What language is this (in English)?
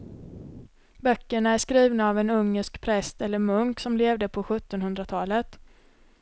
Swedish